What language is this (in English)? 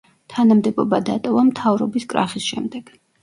Georgian